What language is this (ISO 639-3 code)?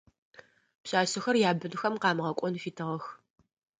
ady